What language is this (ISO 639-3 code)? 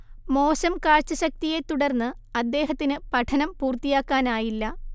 mal